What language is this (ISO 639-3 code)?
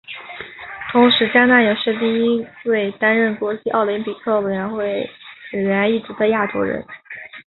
zho